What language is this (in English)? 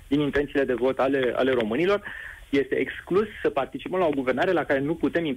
Romanian